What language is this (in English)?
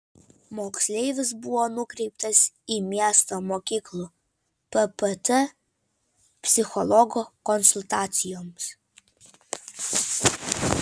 Lithuanian